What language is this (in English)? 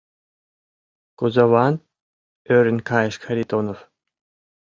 Mari